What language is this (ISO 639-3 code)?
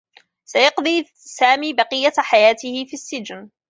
ara